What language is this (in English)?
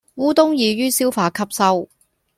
Cantonese